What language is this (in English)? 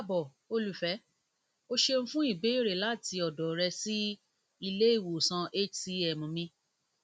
Yoruba